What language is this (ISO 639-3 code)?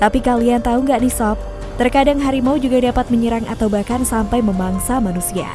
ind